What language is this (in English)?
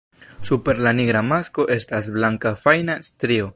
Esperanto